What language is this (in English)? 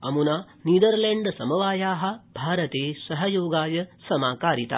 Sanskrit